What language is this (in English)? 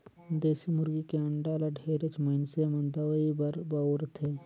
Chhattisgarhi